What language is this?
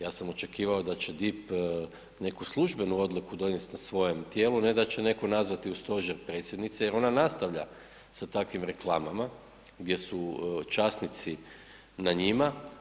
Croatian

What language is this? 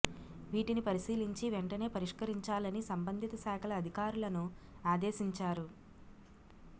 Telugu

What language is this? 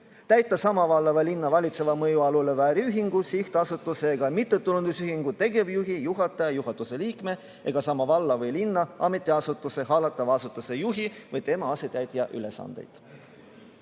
Estonian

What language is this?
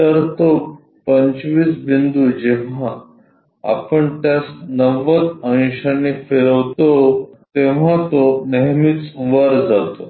Marathi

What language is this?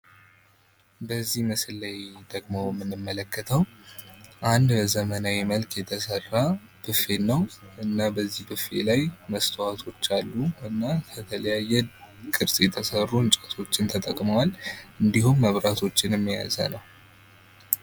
Amharic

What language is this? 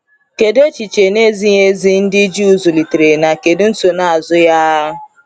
Igbo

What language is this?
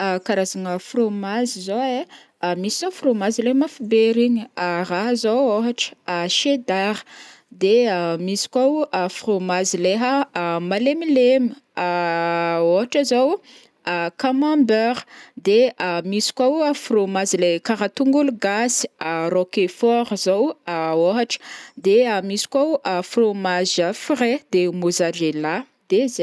Northern Betsimisaraka Malagasy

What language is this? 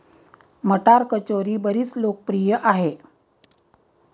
Marathi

